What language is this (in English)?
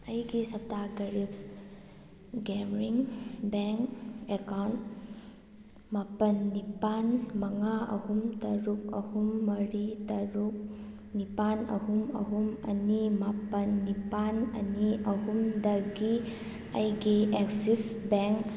Manipuri